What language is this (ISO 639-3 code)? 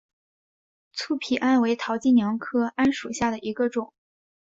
zho